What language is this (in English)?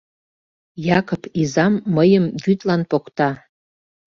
Mari